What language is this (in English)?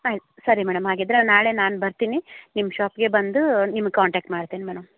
Kannada